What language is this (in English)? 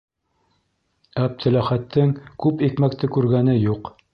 Bashkir